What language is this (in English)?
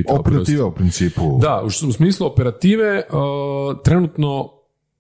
Croatian